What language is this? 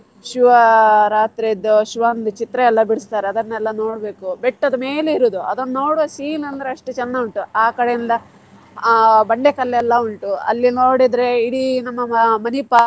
Kannada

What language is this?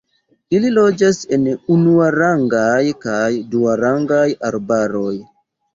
Esperanto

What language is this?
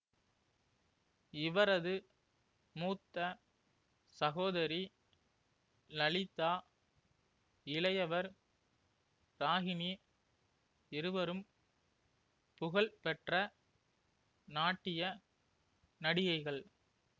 Tamil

